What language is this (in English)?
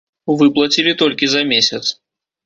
Belarusian